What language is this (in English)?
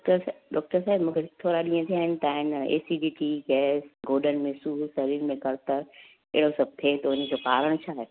Sindhi